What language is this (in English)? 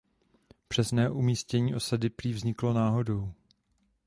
Czech